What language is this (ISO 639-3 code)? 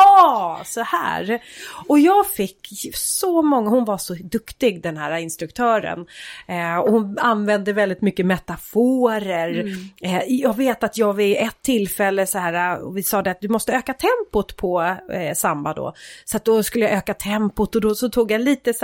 swe